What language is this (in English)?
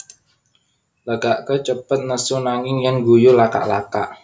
Javanese